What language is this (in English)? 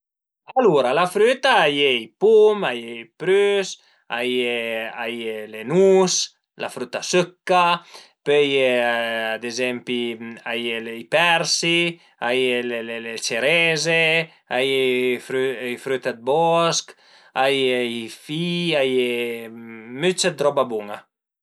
Piedmontese